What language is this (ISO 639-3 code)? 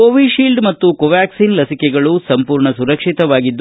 kan